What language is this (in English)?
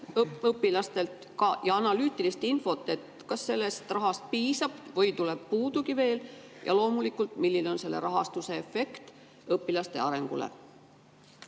Estonian